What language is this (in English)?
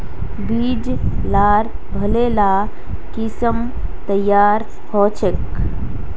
Magahi